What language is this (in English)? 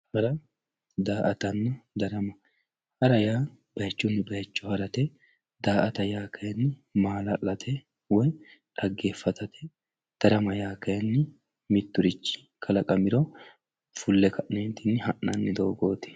Sidamo